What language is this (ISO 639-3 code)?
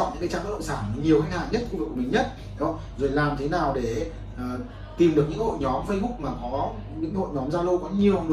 vie